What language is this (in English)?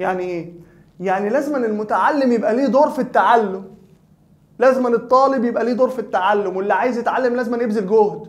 Arabic